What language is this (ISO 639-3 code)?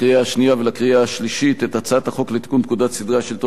heb